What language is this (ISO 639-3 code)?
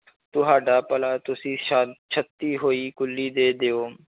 pan